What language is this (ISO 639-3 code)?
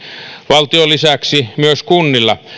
fin